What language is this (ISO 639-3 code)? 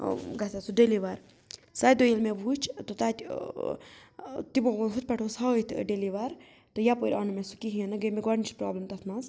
kas